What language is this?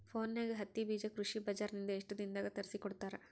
Kannada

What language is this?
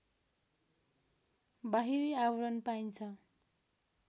Nepali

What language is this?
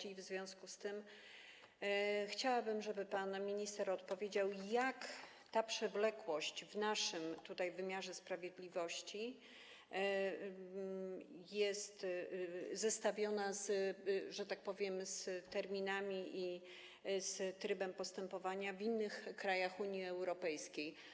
Polish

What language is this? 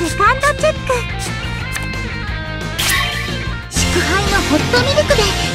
Japanese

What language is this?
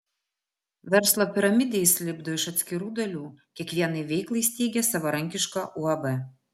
Lithuanian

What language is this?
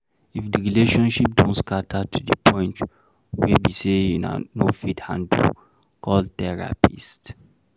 Nigerian Pidgin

